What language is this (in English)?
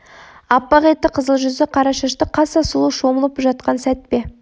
Kazakh